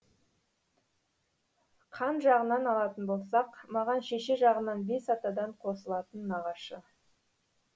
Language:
Kazakh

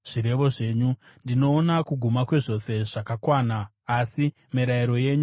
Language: Shona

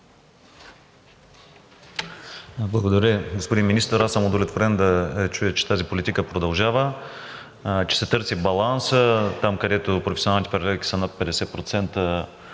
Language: Bulgarian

